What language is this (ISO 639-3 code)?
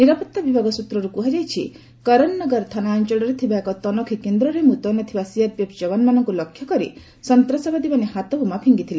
ori